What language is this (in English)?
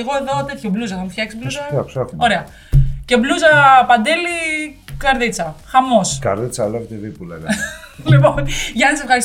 Greek